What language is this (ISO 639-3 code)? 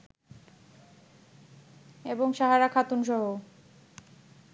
ben